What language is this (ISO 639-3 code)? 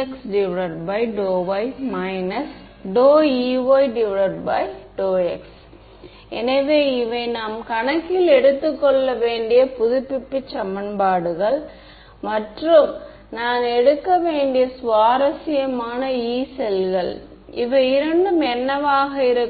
tam